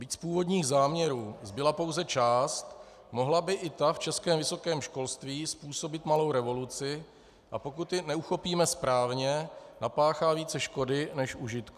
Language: Czech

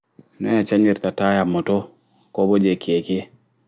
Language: Fula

